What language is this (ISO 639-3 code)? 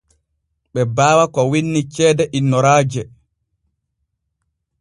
fue